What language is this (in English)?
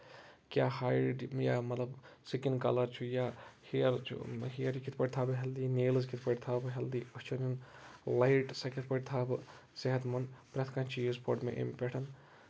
Kashmiri